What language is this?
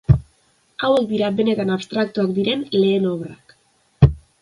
Basque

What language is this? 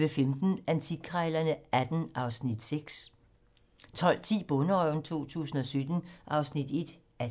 Danish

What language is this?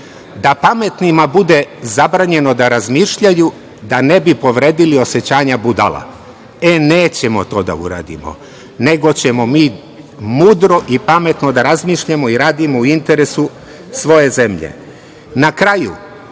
Serbian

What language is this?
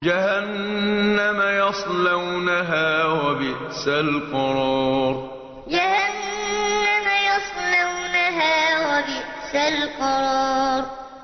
Arabic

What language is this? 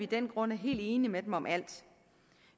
Danish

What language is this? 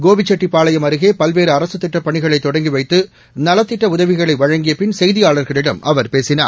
Tamil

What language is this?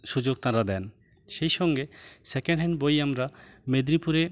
Bangla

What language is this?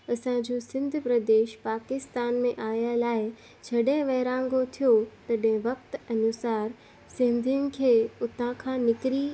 Sindhi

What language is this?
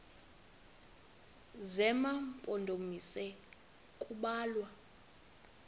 Xhosa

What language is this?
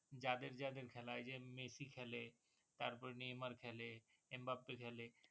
Bangla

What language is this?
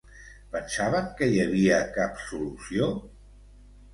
Catalan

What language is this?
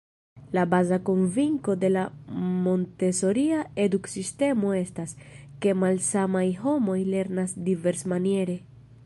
Esperanto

